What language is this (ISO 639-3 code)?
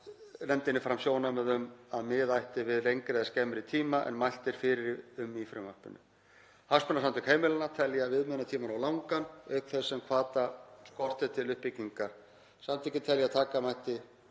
isl